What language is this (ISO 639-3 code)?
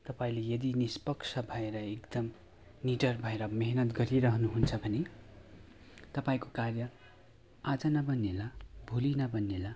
nep